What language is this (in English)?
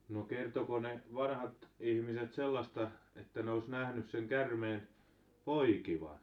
Finnish